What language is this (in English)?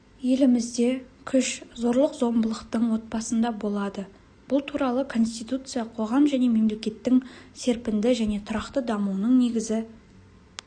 Kazakh